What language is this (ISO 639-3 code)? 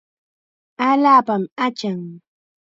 qxa